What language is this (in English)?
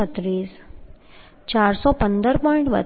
Gujarati